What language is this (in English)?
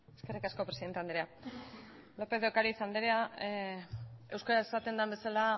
Basque